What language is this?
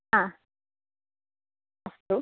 Sanskrit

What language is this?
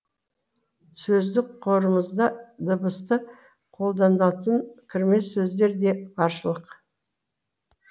Kazakh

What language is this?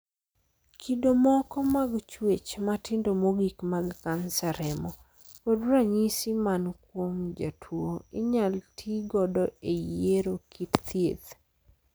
Luo (Kenya and Tanzania)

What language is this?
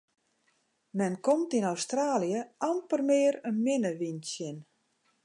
Western Frisian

